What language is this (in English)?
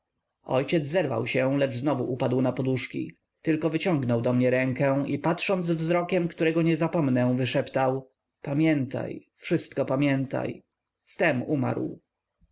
Polish